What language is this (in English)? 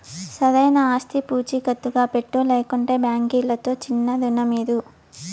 Telugu